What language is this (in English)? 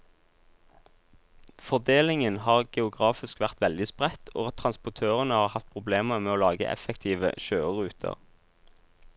Norwegian